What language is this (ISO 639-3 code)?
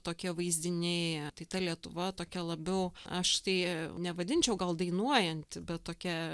lit